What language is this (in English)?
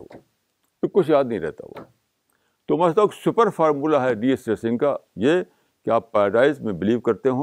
Urdu